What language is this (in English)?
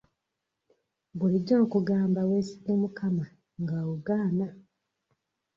Ganda